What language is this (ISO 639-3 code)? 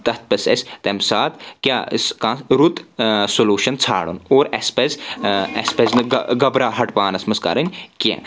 kas